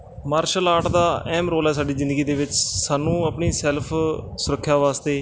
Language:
Punjabi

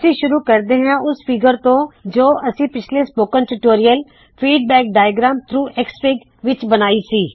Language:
Punjabi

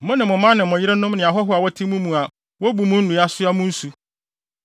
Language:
Akan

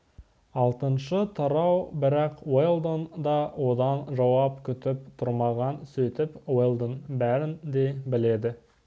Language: Kazakh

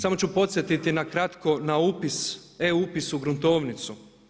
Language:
Croatian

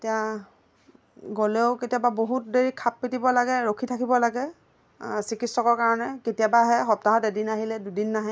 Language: Assamese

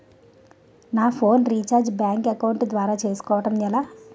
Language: Telugu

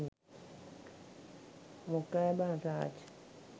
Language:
Sinhala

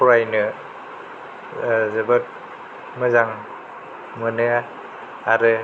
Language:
Bodo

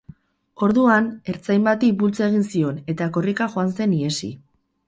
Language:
Basque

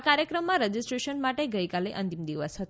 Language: Gujarati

